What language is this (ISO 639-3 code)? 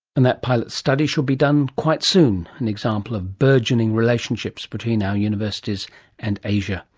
eng